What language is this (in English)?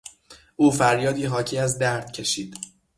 Persian